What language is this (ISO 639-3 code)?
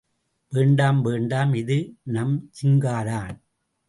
tam